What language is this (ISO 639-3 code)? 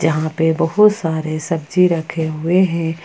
hin